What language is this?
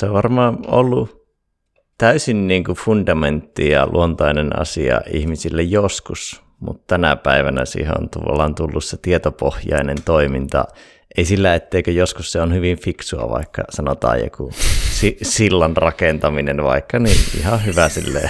Finnish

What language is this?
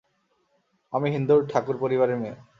Bangla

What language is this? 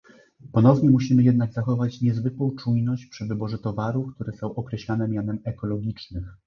Polish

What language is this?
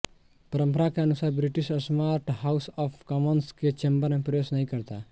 Hindi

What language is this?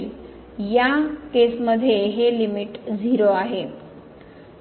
Marathi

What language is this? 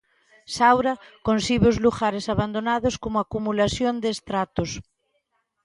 Galician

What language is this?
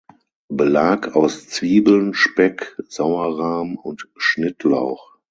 German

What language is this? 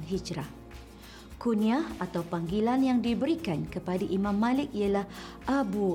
Malay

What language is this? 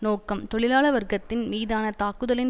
Tamil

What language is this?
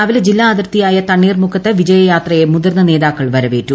Malayalam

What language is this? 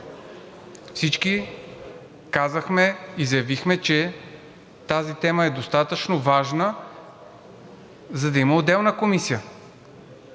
Bulgarian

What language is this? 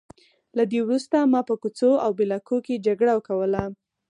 Pashto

